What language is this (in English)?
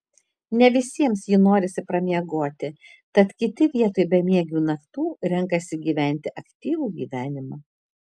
Lithuanian